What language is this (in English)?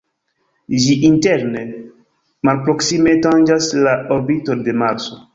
Esperanto